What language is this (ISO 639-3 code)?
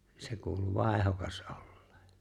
fin